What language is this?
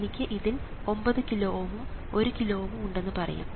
Malayalam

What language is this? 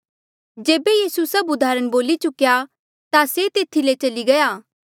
Mandeali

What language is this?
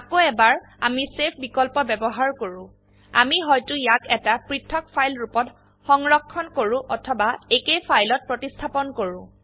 Assamese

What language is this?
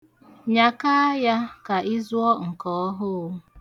Igbo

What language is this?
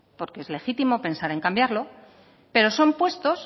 Spanish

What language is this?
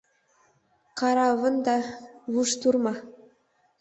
Mari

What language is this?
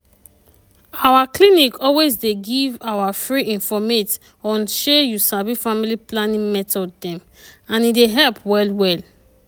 Nigerian Pidgin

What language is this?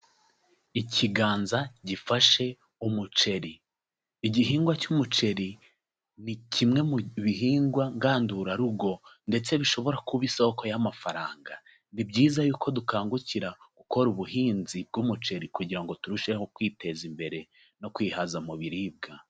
Kinyarwanda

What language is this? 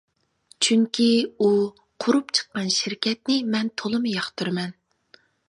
Uyghur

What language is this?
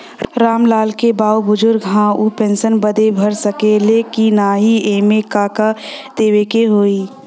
Bhojpuri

